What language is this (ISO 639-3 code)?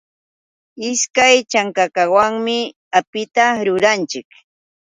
qux